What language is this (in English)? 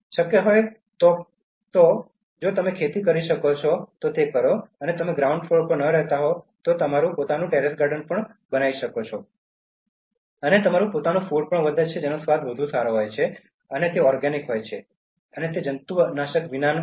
Gujarati